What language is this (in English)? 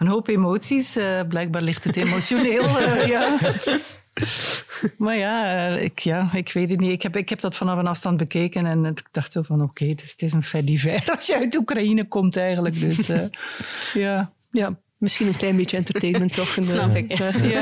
Dutch